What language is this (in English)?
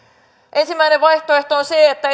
Finnish